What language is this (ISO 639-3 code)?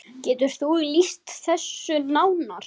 isl